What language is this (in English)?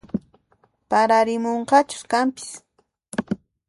Puno Quechua